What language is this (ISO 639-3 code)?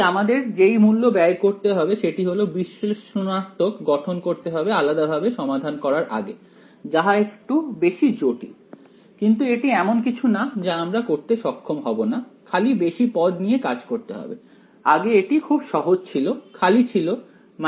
ben